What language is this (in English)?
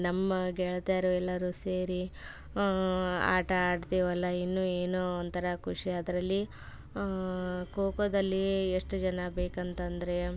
Kannada